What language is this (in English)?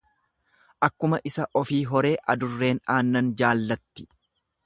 Oromo